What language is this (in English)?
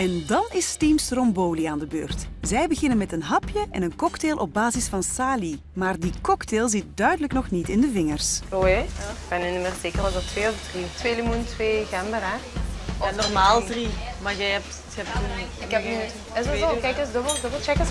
Dutch